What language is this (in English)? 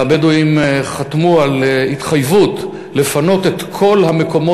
Hebrew